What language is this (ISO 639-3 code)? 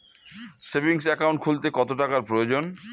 ben